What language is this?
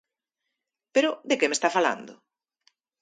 Galician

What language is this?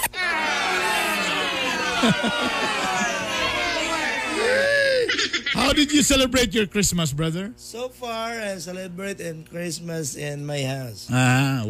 Filipino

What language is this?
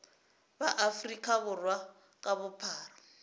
Northern Sotho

